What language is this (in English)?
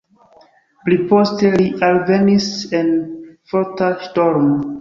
Esperanto